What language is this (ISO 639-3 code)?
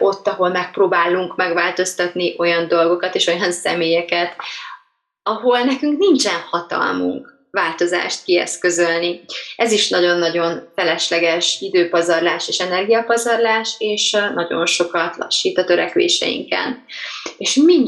hun